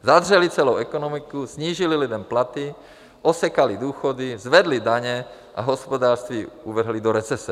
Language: Czech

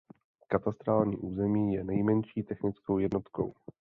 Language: Czech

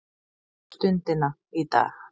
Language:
Icelandic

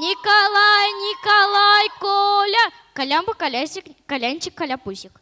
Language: Russian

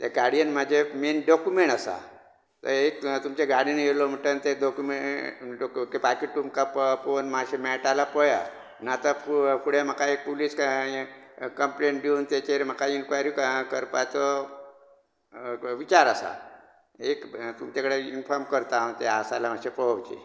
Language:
Konkani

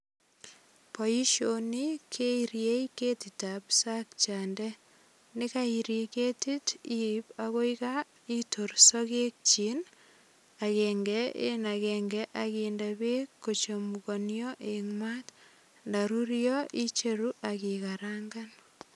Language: Kalenjin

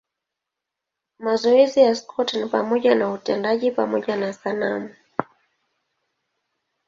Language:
Swahili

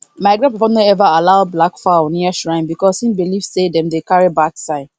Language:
Nigerian Pidgin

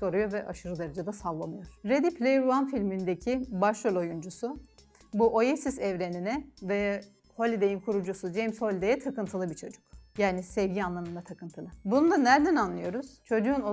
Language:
Turkish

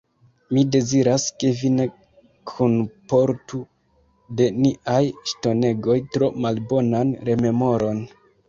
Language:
Esperanto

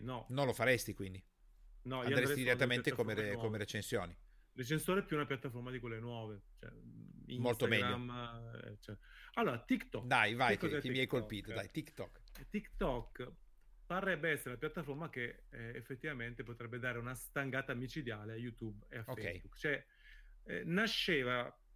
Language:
Italian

